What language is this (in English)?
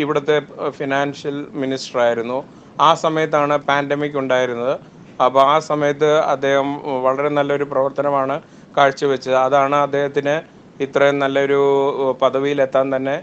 Malayalam